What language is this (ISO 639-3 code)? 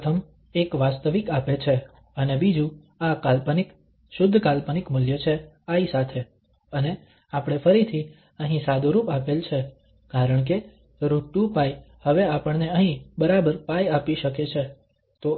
guj